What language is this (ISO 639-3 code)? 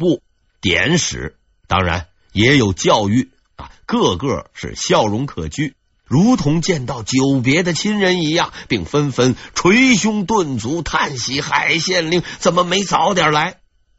zho